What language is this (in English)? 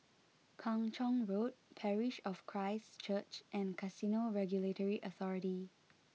English